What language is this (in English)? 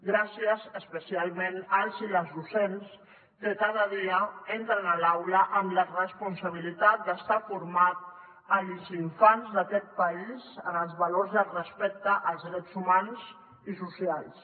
Catalan